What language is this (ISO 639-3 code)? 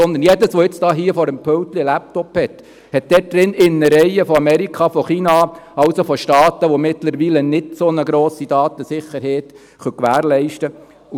gsw